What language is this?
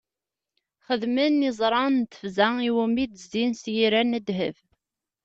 Kabyle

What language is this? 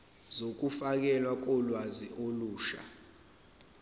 Zulu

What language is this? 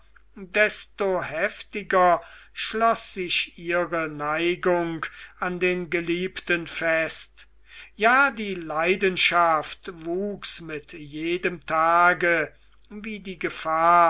German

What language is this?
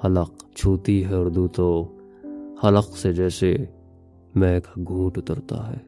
Urdu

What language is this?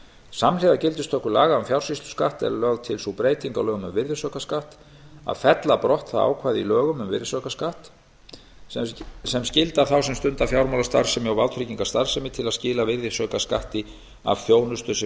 Icelandic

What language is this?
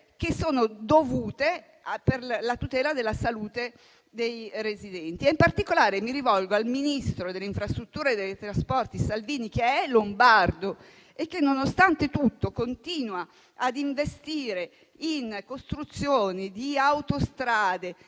Italian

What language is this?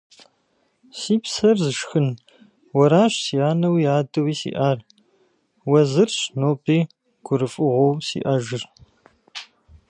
Kabardian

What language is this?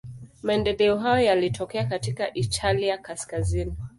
Swahili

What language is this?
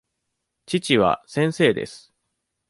Japanese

